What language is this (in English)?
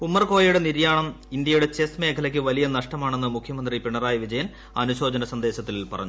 Malayalam